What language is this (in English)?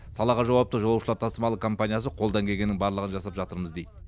Kazakh